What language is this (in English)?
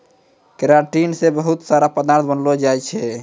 Maithili